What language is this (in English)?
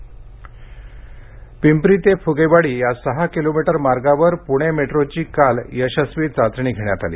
Marathi